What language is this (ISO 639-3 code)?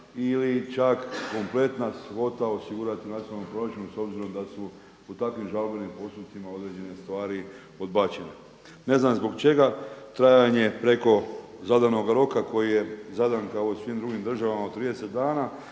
hrv